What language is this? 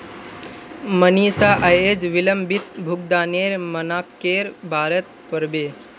Magahi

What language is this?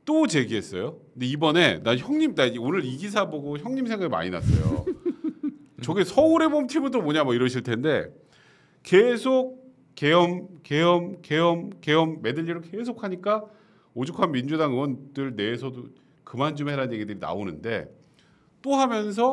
Korean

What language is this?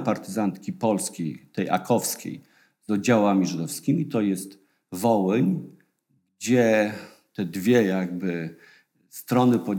Polish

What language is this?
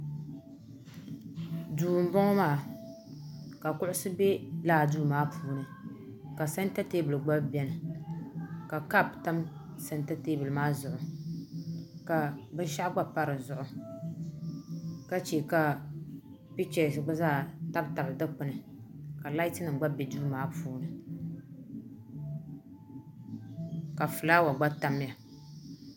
Dagbani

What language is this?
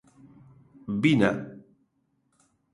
Galician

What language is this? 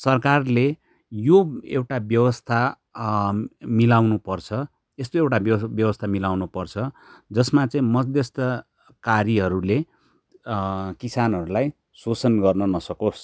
Nepali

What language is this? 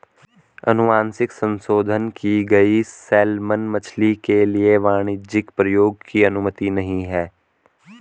Hindi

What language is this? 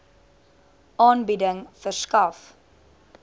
Afrikaans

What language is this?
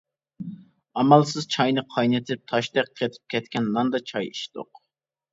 Uyghur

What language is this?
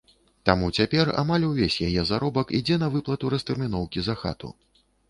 Belarusian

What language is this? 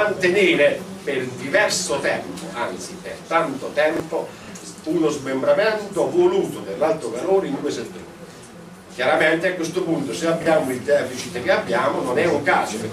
Italian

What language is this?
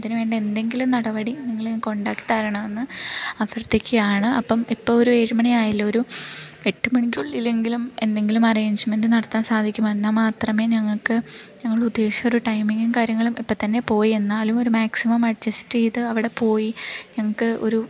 Malayalam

